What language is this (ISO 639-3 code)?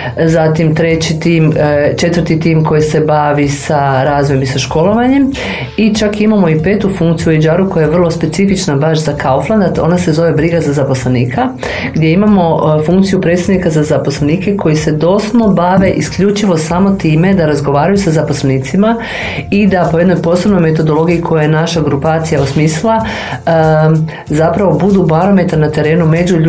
hrv